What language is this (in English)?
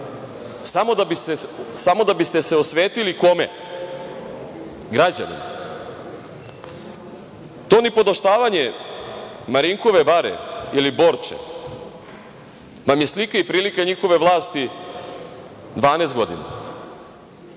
Serbian